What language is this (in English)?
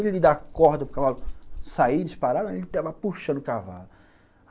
Portuguese